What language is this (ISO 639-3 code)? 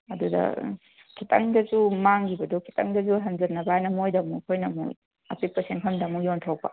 mni